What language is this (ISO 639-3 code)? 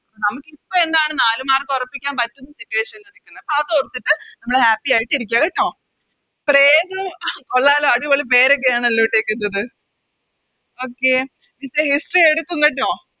mal